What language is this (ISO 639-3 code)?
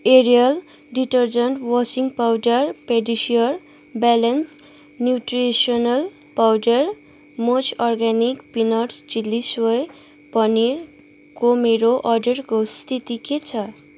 nep